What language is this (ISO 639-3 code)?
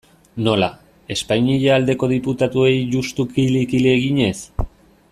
eus